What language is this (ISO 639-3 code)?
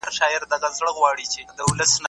pus